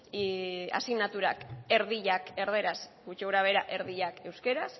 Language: Basque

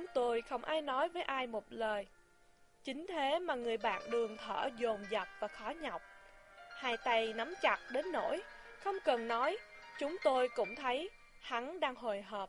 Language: Vietnamese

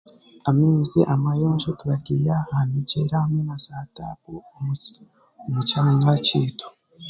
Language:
Chiga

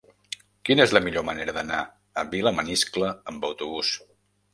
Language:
Catalan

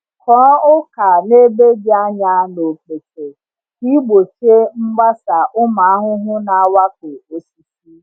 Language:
Igbo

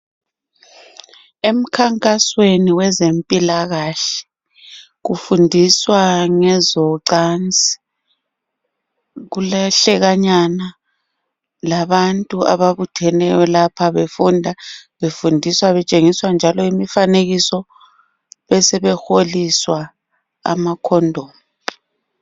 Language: North Ndebele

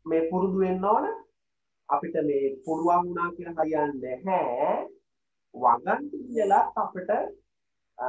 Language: Indonesian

